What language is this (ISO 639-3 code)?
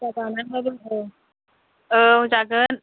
brx